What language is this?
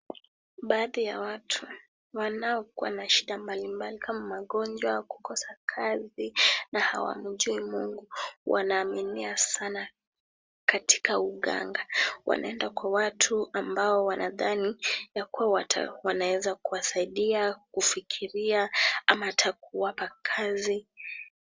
Swahili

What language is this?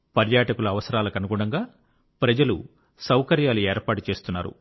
Telugu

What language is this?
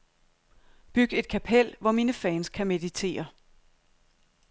Danish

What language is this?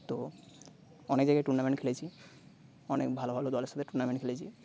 Bangla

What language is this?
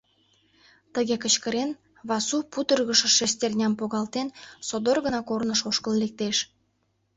Mari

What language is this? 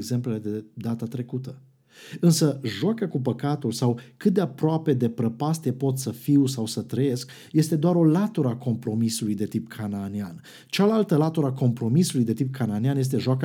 Romanian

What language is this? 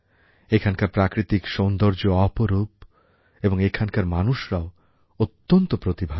Bangla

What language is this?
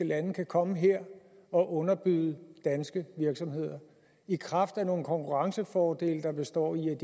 Danish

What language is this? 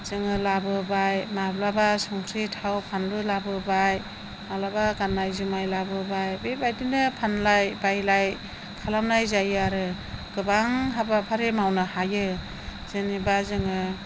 Bodo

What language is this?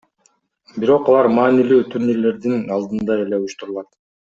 Kyrgyz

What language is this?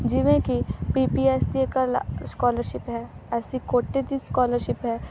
Punjabi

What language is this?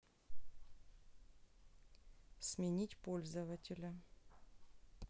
Russian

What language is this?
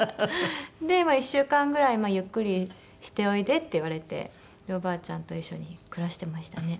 Japanese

